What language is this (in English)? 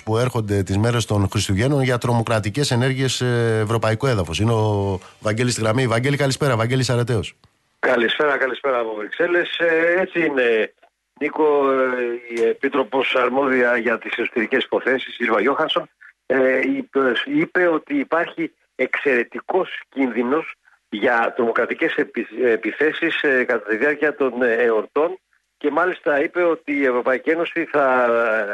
Greek